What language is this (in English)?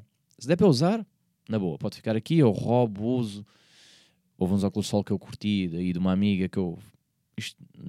Portuguese